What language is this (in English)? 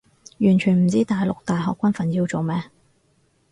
Cantonese